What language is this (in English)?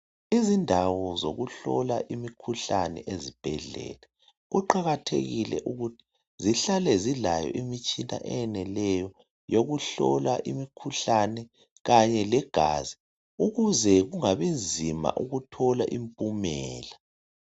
North Ndebele